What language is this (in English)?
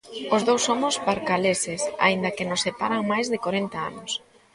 Galician